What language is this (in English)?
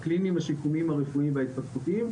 Hebrew